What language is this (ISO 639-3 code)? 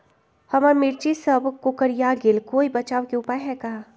mag